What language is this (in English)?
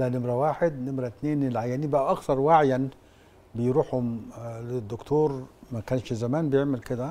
Arabic